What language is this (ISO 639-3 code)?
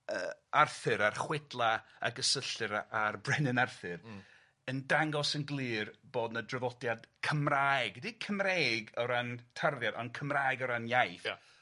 cym